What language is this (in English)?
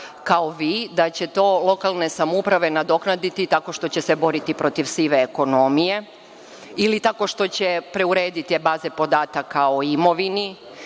Serbian